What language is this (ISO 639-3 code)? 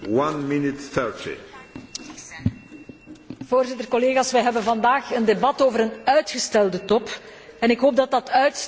nld